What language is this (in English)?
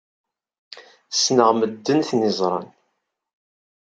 Kabyle